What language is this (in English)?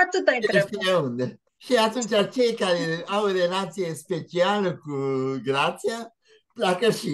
Romanian